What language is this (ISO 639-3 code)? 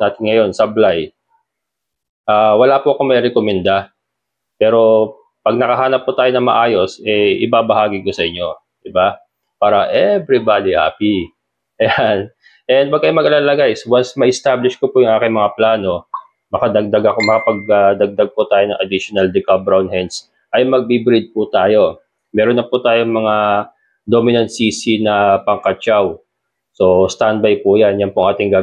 fil